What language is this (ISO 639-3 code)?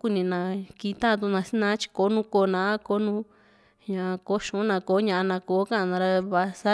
vmc